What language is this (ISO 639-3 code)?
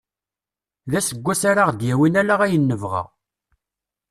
kab